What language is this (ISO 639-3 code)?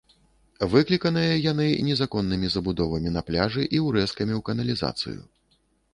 bel